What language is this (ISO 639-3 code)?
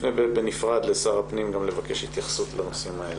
heb